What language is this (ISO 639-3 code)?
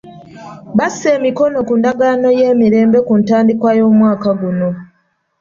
lug